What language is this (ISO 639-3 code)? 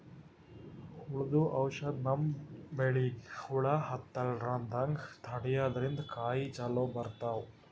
kan